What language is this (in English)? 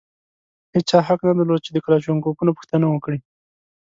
Pashto